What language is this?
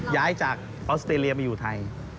Thai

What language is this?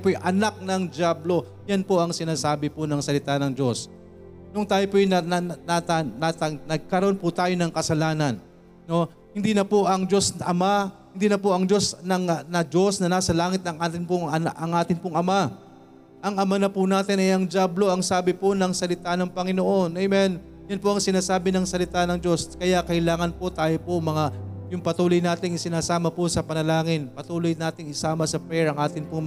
Filipino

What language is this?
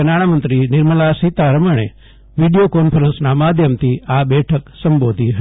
Gujarati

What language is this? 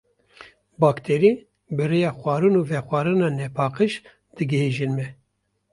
Kurdish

